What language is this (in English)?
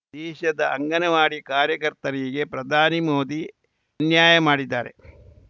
Kannada